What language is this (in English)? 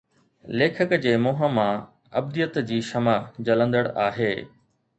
Sindhi